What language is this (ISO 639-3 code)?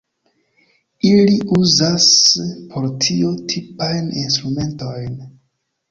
epo